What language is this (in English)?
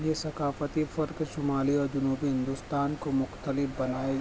Urdu